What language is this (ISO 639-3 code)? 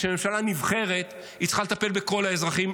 heb